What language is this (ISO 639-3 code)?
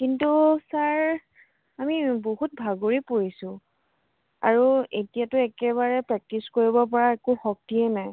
asm